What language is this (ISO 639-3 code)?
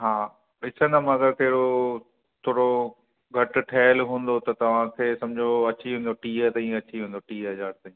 snd